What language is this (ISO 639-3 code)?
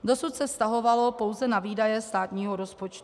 ces